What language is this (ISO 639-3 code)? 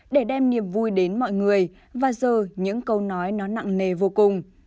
vie